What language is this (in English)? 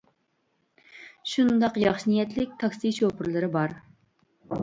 Uyghur